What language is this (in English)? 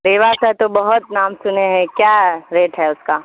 Urdu